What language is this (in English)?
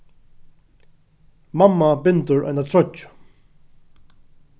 Faroese